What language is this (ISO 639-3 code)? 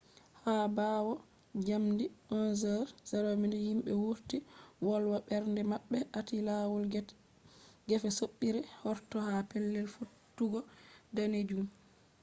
ful